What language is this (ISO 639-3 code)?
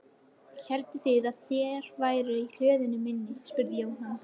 isl